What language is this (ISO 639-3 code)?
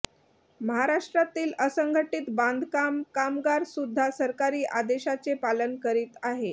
mar